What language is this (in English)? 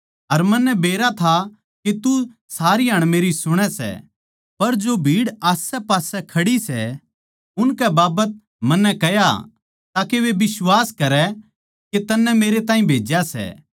Haryanvi